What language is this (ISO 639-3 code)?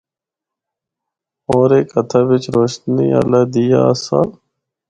hno